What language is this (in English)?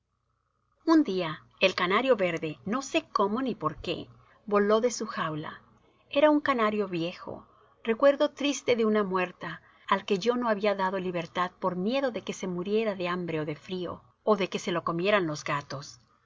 Spanish